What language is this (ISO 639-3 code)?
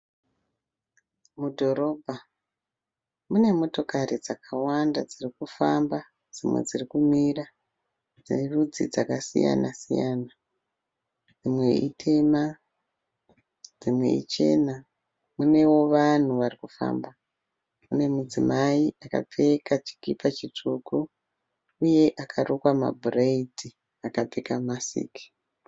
sna